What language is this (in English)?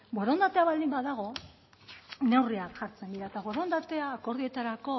Basque